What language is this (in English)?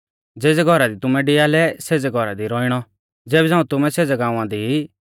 Mahasu Pahari